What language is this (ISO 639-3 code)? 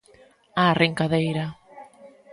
glg